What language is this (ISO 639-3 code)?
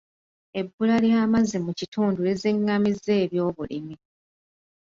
lug